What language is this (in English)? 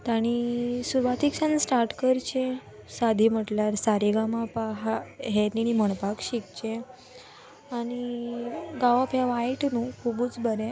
Konkani